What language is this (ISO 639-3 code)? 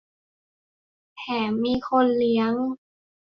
tha